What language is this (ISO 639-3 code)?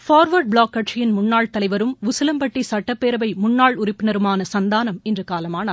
tam